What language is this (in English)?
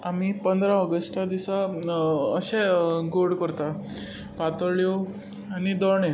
Konkani